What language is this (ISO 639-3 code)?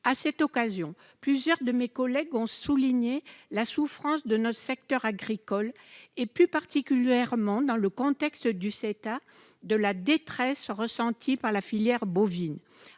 fra